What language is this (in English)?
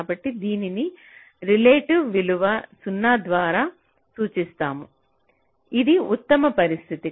Telugu